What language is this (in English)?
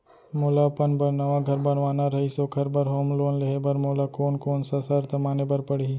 Chhattisgarhi